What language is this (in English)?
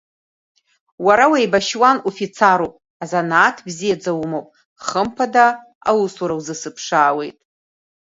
Abkhazian